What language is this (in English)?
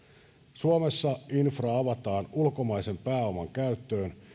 Finnish